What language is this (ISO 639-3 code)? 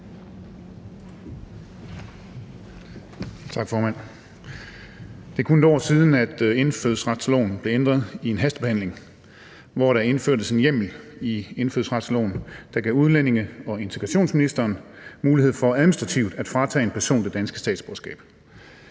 dan